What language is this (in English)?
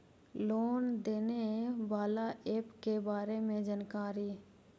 Magahi